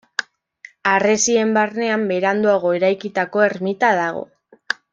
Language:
Basque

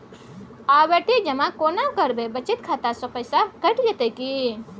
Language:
Maithili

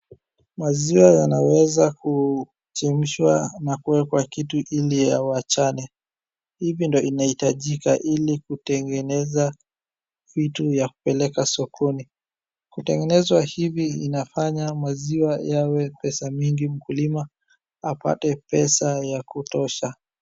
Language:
Swahili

